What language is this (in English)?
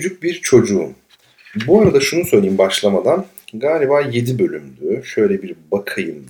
Turkish